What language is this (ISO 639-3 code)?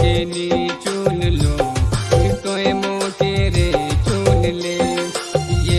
ind